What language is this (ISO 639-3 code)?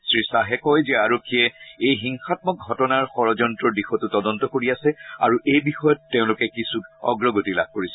asm